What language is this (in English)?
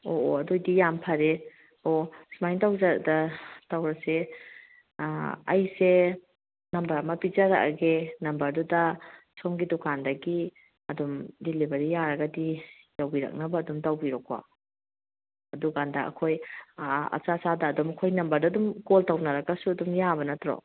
Manipuri